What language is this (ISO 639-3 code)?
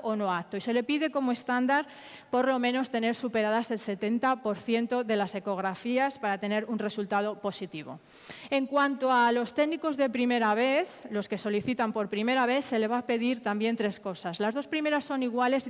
spa